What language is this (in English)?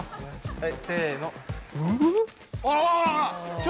Japanese